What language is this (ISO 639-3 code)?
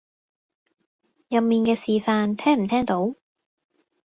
yue